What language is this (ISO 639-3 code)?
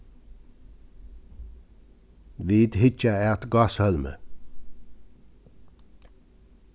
fao